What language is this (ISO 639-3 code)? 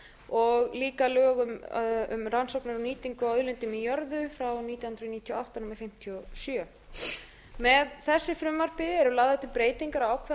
isl